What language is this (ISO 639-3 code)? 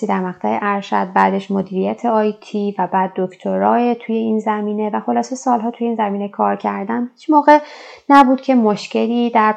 fas